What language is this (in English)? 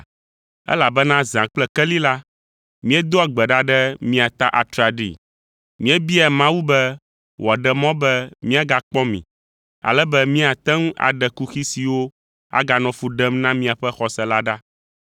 Ewe